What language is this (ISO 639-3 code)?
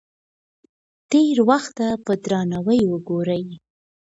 pus